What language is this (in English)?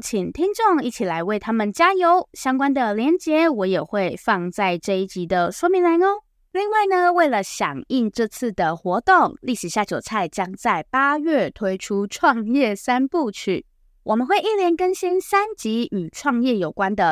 Chinese